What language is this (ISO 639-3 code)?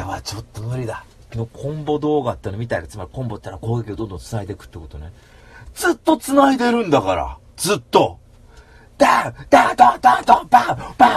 jpn